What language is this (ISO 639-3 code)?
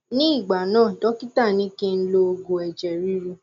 yor